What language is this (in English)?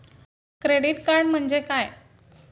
Marathi